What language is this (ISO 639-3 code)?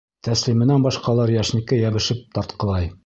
bak